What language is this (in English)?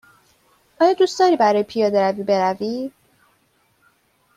Persian